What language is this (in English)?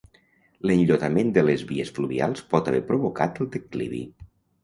Catalan